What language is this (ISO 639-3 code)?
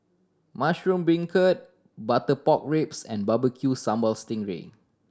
eng